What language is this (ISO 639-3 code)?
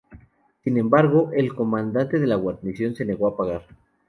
spa